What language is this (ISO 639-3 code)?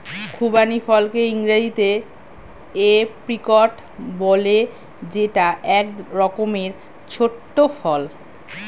ben